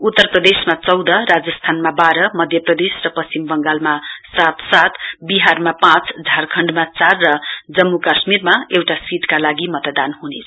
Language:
Nepali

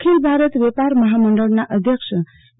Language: Gujarati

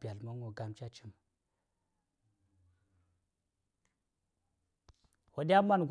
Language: Saya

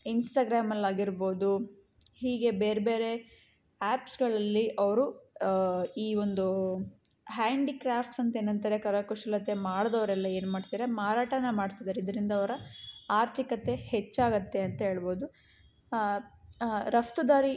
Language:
Kannada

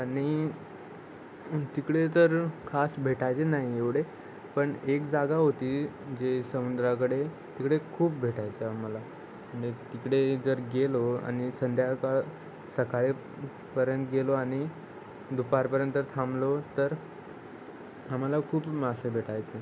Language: Marathi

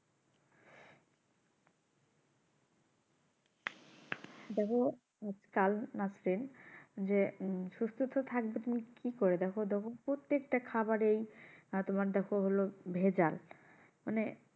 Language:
Bangla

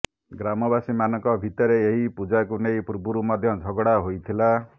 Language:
Odia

